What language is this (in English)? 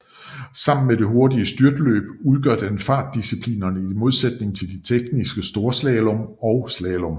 Danish